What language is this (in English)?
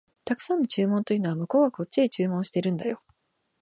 Japanese